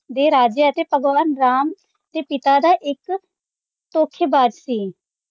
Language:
Punjabi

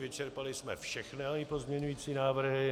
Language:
Czech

